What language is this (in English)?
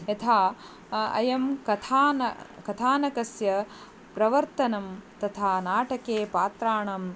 Sanskrit